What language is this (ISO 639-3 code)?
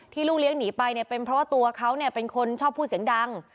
tha